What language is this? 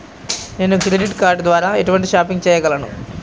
Telugu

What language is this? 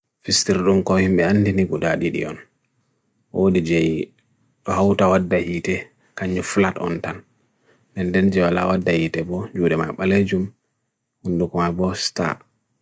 Bagirmi Fulfulde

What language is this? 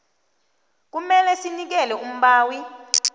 South Ndebele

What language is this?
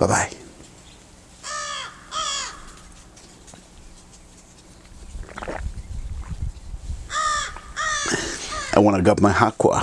English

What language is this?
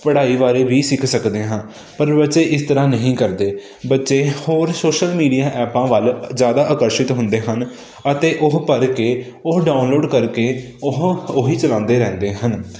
Punjabi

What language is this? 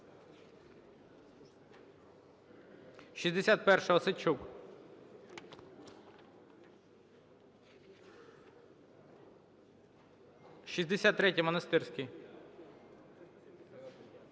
Ukrainian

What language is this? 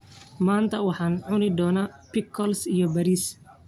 Somali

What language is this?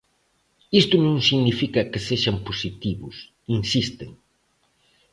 Galician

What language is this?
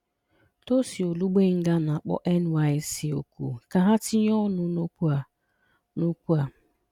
Igbo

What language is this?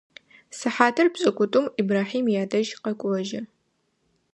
Adyghe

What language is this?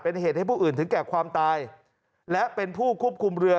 Thai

